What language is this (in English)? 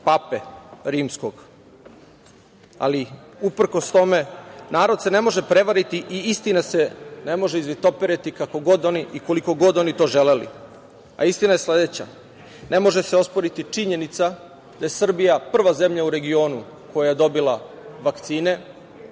Serbian